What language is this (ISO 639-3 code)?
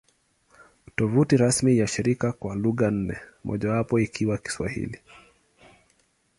swa